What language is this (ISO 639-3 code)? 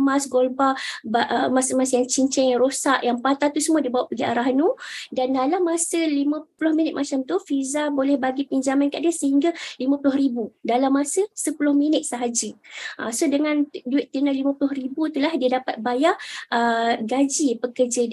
msa